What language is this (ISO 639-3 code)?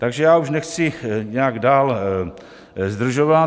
ces